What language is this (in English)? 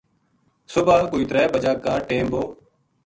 Gujari